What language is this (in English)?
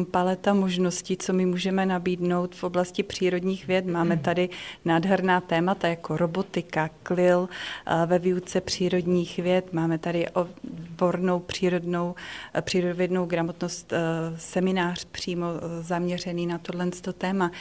Czech